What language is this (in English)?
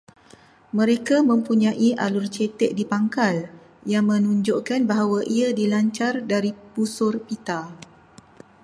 Malay